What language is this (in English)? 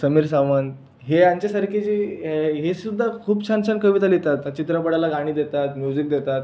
Marathi